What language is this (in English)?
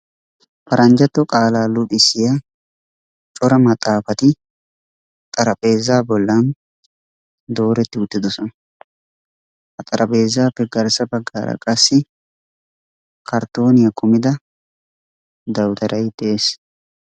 Wolaytta